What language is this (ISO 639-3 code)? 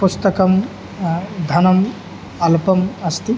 san